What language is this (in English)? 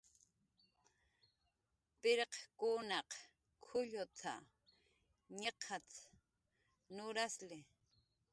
Jaqaru